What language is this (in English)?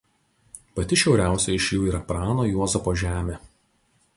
Lithuanian